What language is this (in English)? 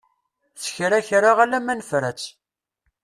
Kabyle